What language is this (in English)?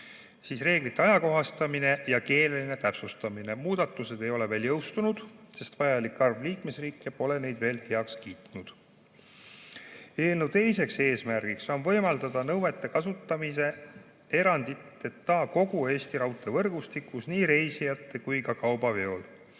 Estonian